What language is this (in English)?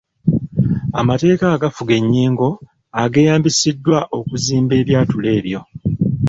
Ganda